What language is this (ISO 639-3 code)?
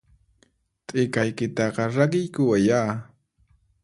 qxp